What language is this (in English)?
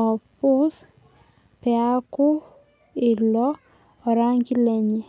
Masai